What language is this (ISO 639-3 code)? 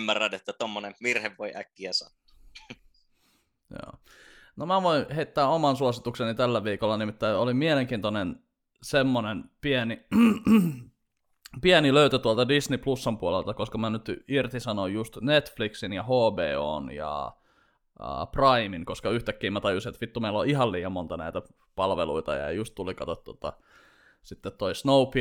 fin